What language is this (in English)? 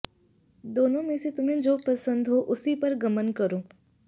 Sanskrit